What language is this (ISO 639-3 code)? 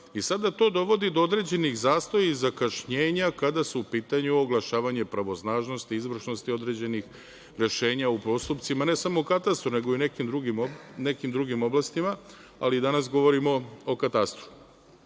srp